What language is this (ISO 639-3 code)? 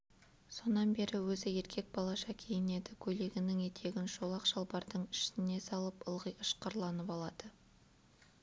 kaz